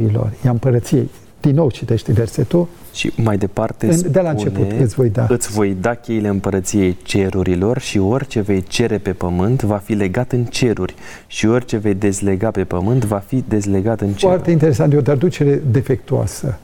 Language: Romanian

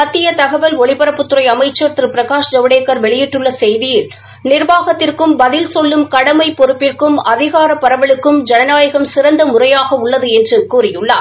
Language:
Tamil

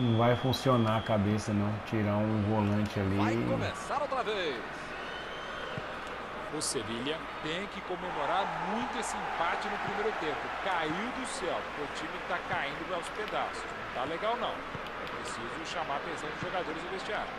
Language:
Portuguese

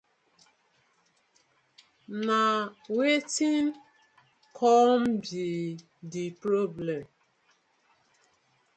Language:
Nigerian Pidgin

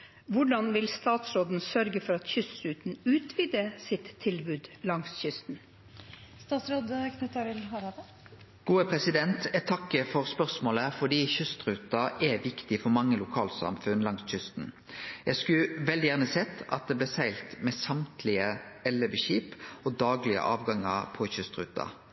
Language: Norwegian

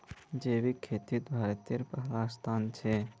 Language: Magahi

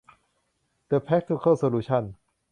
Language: Thai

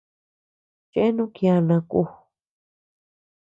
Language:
Tepeuxila Cuicatec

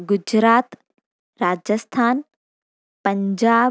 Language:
Sindhi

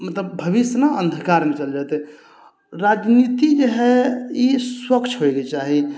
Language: Maithili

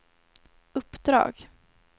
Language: Swedish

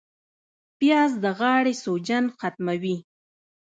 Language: Pashto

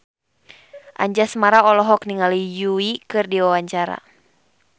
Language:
Sundanese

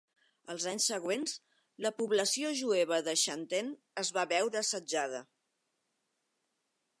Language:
Catalan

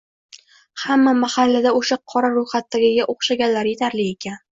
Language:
Uzbek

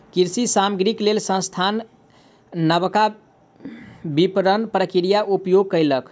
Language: Maithili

